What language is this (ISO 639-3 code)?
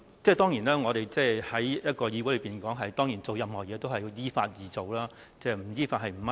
yue